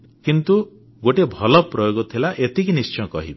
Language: Odia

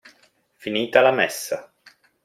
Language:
Italian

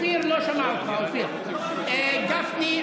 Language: Hebrew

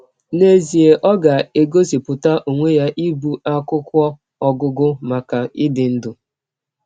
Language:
Igbo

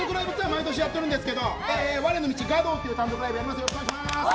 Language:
Japanese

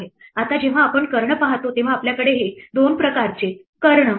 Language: Marathi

